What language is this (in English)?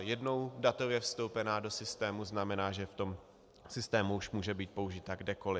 Czech